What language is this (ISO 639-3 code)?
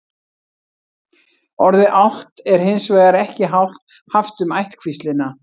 isl